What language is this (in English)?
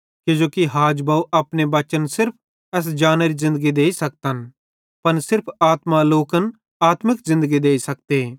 Bhadrawahi